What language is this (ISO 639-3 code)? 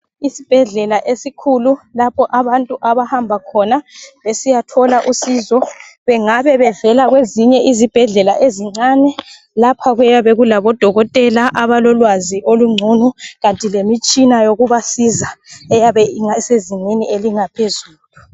nde